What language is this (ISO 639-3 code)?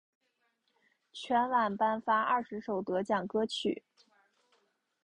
zho